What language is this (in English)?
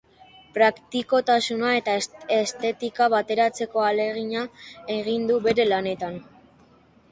Basque